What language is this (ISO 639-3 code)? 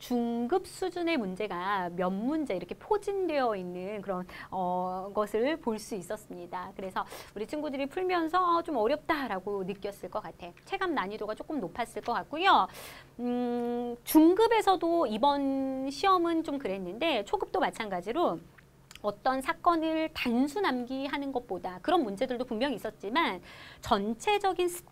kor